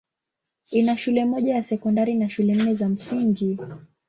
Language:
Swahili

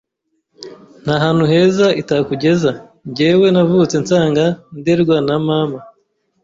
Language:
Kinyarwanda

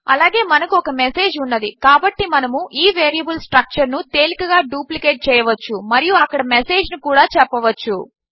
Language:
Telugu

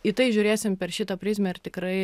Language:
Lithuanian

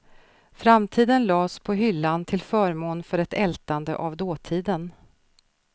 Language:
Swedish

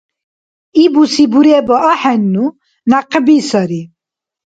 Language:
Dargwa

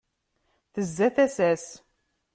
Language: Kabyle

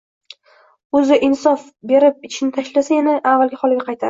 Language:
Uzbek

